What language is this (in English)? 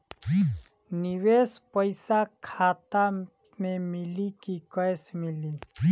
Bhojpuri